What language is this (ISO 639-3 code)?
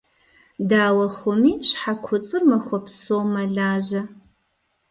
kbd